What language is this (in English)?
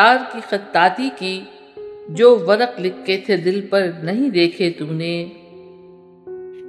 Urdu